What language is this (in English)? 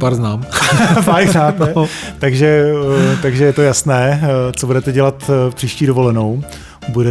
Czech